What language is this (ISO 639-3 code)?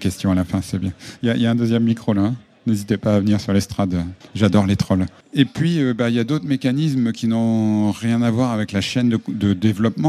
fra